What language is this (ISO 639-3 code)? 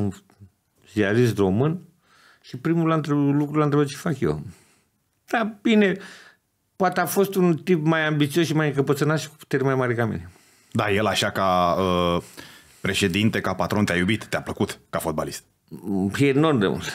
ron